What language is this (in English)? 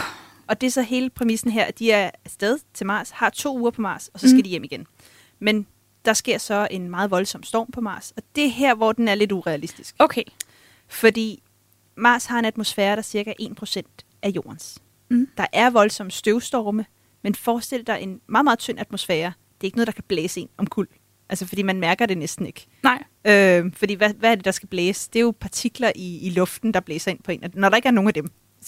Danish